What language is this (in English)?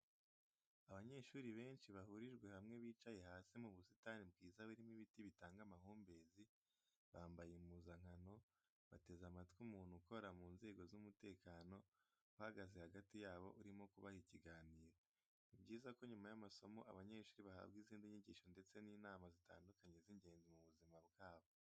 Kinyarwanda